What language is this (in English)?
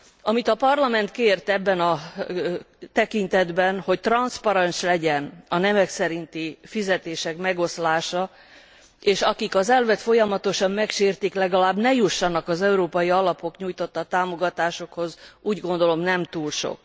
Hungarian